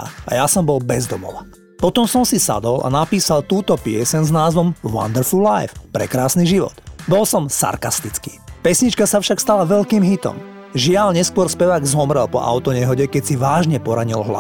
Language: Slovak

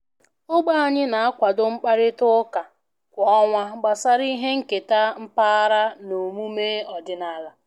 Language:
Igbo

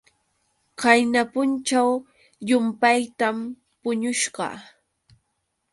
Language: Yauyos Quechua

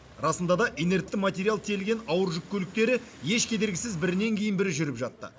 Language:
Kazakh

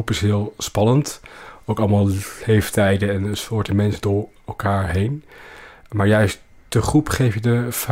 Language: Dutch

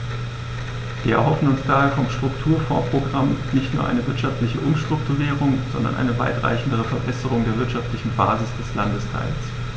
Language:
German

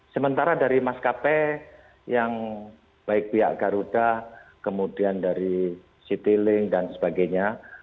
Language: Indonesian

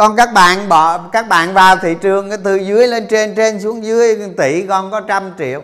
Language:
Vietnamese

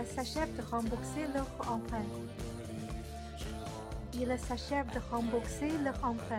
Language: Chinese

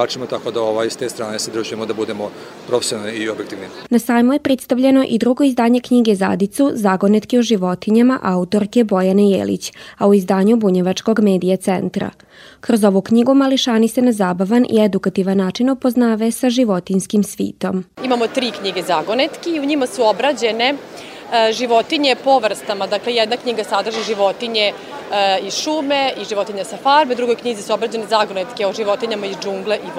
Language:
Croatian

